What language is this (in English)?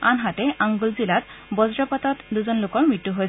Assamese